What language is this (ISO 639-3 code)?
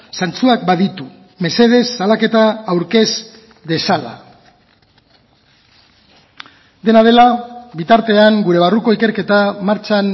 eus